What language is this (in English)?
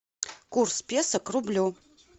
Russian